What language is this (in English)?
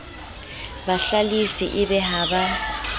Southern Sotho